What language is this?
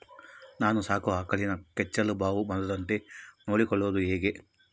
Kannada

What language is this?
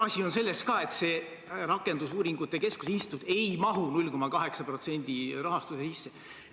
Estonian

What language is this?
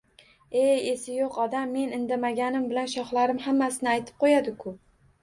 Uzbek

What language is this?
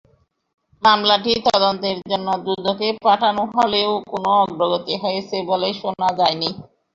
Bangla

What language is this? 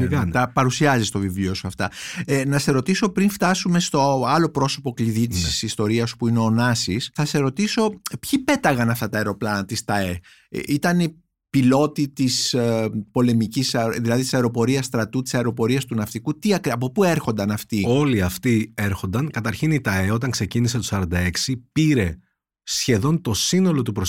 Greek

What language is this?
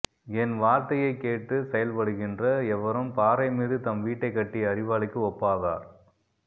Tamil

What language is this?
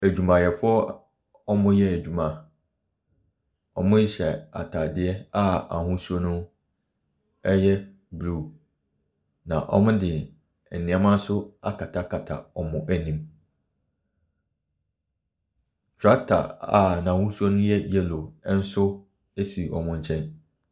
Akan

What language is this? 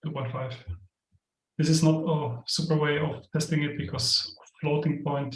English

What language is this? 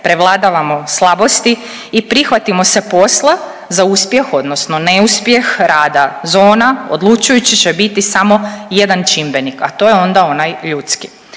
Croatian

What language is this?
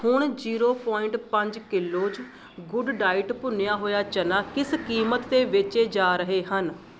Punjabi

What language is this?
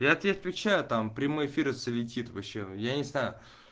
Russian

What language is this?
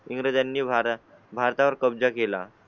Marathi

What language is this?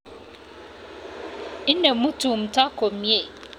Kalenjin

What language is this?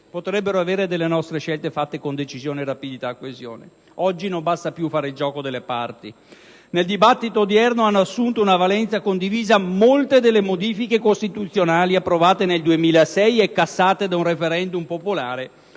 Italian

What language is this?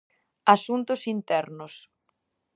Galician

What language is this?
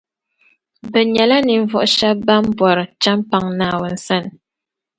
Dagbani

